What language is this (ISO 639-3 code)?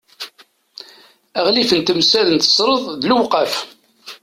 kab